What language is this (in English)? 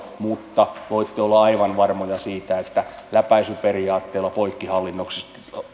Finnish